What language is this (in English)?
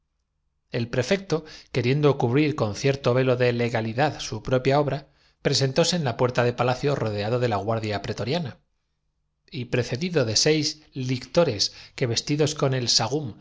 Spanish